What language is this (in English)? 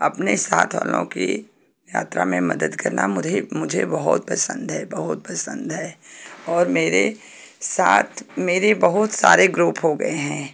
Hindi